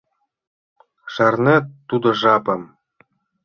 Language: Mari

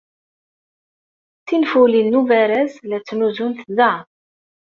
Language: Kabyle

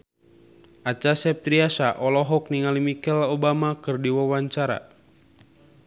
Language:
Sundanese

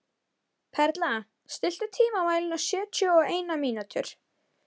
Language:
Icelandic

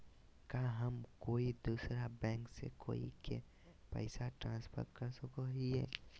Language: Magahi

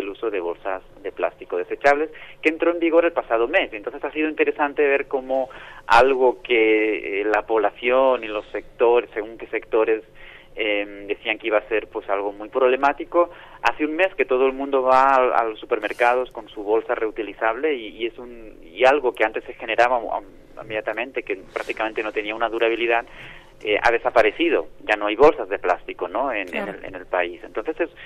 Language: Spanish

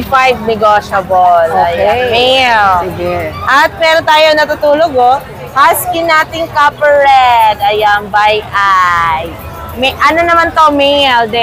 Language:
Filipino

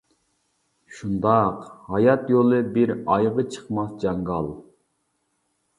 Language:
Uyghur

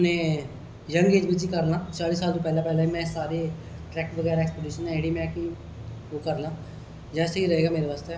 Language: Dogri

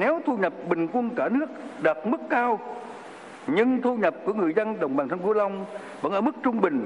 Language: Vietnamese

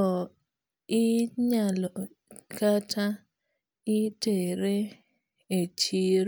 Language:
Luo (Kenya and Tanzania)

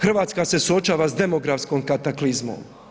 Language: Croatian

